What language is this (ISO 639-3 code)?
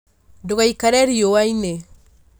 kik